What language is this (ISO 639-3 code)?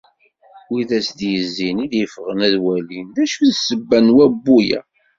kab